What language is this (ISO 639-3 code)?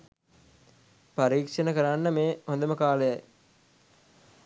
sin